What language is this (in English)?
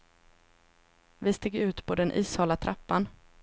Swedish